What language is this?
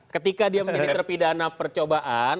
Indonesian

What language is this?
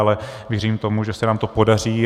Czech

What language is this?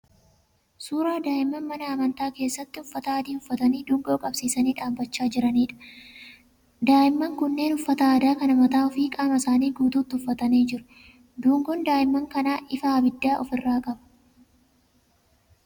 Oromo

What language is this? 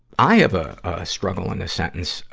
English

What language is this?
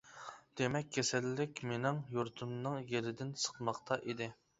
Uyghur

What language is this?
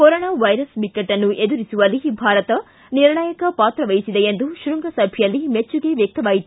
Kannada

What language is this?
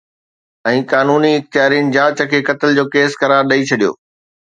Sindhi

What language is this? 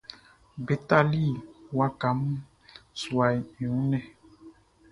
Baoulé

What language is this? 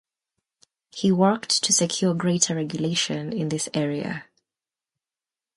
English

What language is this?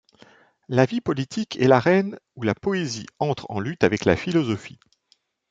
French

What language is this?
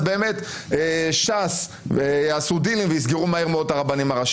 Hebrew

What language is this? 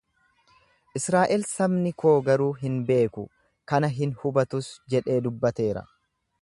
Oromo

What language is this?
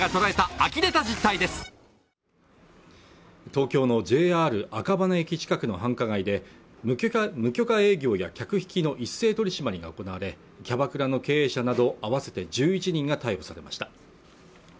Japanese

